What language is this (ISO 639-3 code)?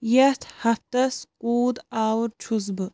kas